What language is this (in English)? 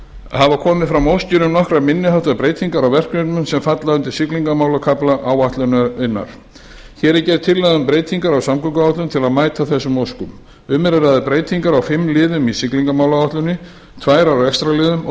Icelandic